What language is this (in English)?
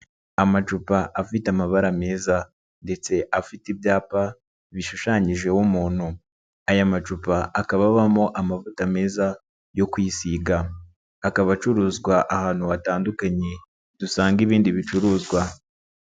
Kinyarwanda